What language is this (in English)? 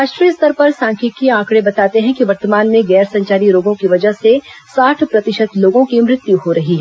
Hindi